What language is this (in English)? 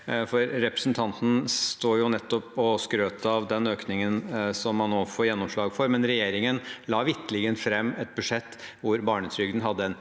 Norwegian